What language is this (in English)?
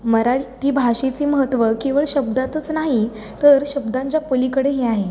Marathi